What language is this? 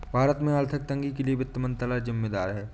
Hindi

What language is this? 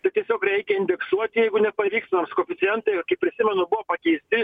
Lithuanian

